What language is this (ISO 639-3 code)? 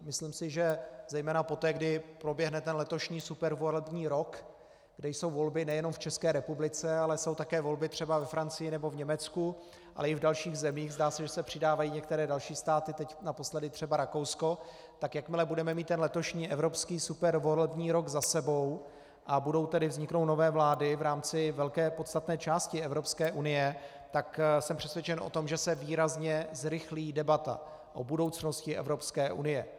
ces